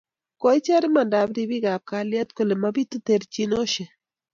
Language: Kalenjin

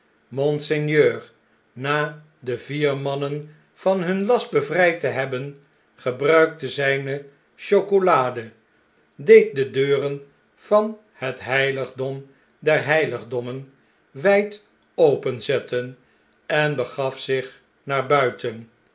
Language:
Dutch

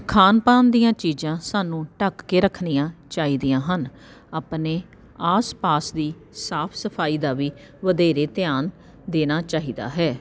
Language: Punjabi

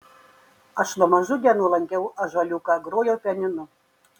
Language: Lithuanian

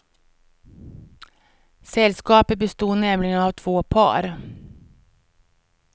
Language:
Swedish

